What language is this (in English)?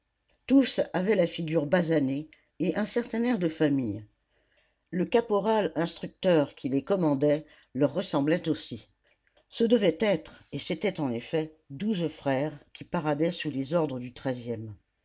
French